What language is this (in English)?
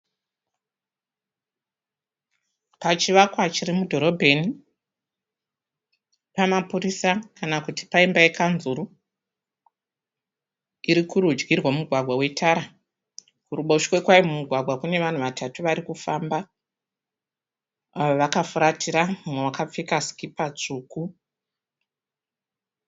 Shona